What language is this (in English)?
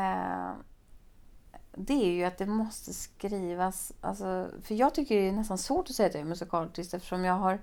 Swedish